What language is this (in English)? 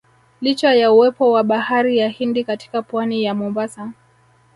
Swahili